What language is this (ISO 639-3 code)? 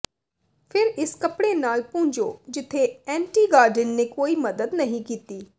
pan